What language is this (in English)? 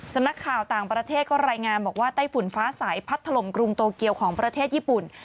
Thai